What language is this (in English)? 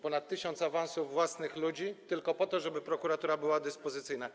Polish